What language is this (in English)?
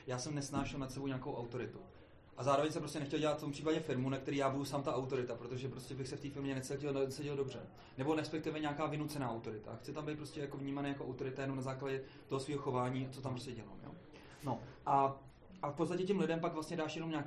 Czech